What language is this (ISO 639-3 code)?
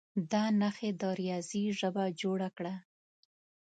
pus